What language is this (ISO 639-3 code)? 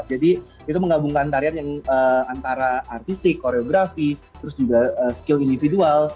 ind